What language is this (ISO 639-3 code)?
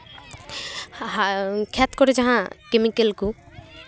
sat